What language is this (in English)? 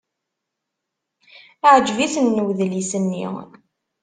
Kabyle